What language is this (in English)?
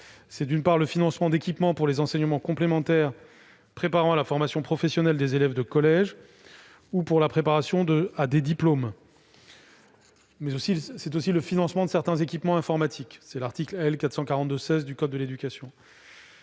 French